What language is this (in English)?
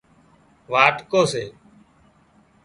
Wadiyara Koli